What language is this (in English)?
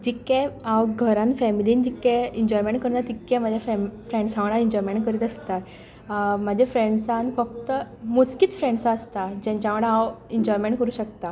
Konkani